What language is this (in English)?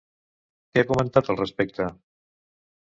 Catalan